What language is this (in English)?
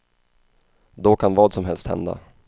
Swedish